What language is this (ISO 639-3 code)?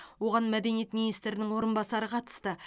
kaz